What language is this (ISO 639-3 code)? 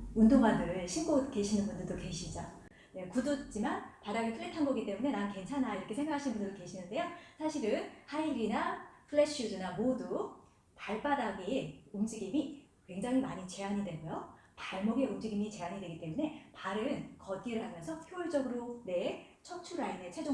kor